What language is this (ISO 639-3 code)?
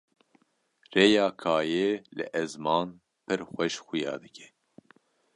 kur